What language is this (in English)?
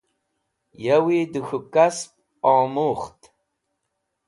Wakhi